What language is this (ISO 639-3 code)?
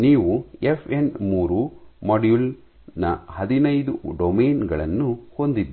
kan